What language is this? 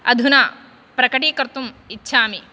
Sanskrit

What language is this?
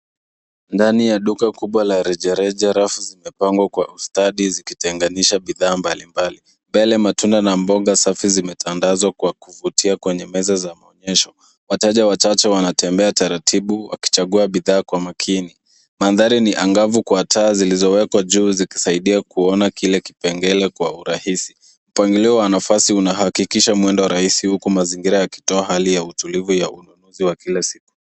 Swahili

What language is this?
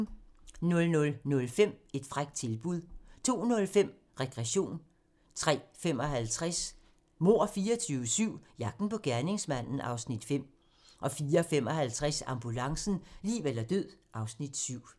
Danish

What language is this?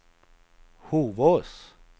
Swedish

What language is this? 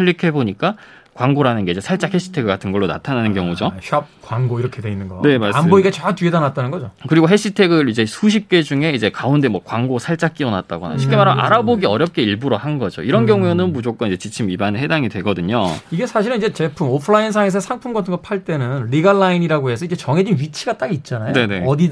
Korean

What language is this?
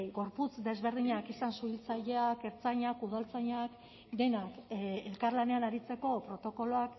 Basque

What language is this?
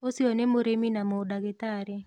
Kikuyu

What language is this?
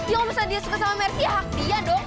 Indonesian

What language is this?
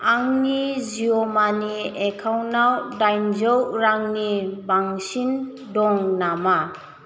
Bodo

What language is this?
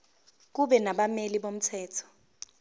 Zulu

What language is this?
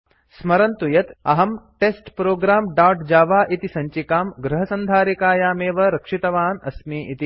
Sanskrit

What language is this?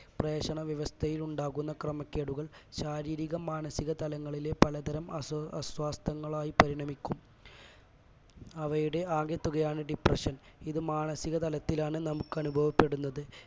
Malayalam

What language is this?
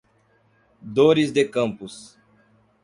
Portuguese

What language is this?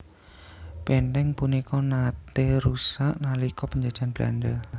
Javanese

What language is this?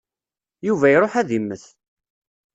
Kabyle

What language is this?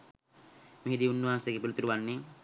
Sinhala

